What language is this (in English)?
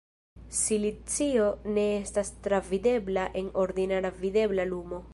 Esperanto